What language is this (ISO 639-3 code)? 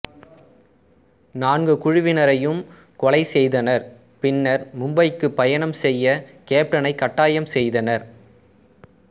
tam